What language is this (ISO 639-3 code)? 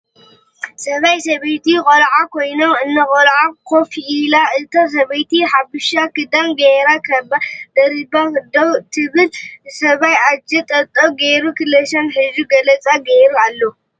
tir